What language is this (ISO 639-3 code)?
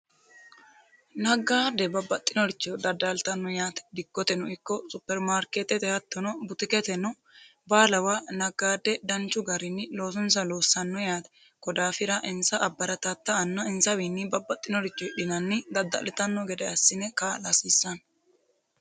sid